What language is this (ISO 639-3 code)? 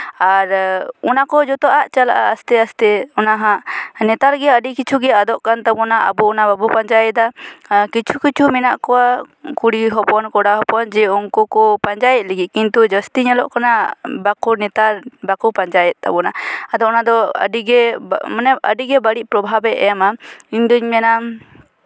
sat